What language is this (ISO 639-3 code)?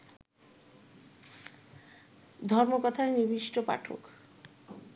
ben